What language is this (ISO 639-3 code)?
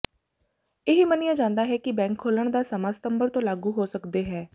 pan